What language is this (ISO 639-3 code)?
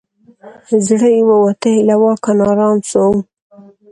pus